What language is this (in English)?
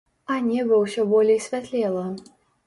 Belarusian